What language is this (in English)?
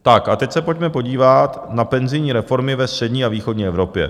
Czech